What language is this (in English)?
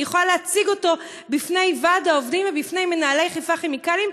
Hebrew